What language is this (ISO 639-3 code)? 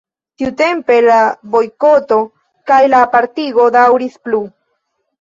epo